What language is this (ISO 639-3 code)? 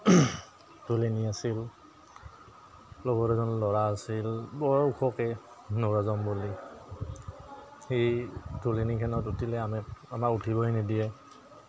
asm